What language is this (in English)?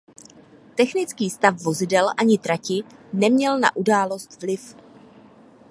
Czech